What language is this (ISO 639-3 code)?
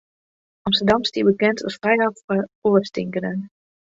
fry